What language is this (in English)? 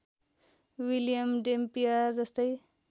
Nepali